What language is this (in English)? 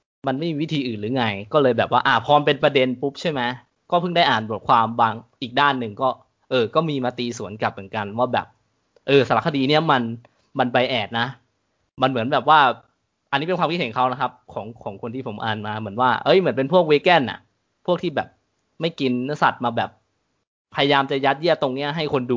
Thai